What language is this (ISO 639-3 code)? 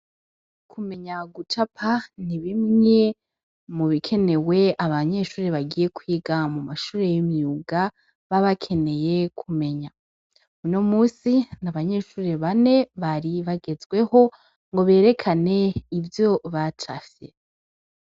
run